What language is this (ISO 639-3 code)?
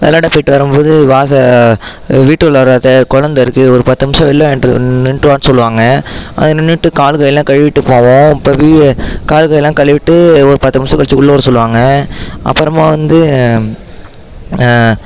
tam